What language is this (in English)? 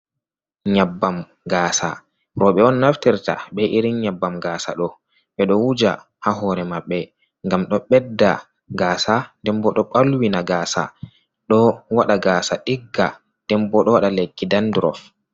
Fula